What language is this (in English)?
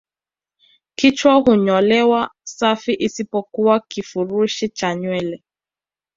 Swahili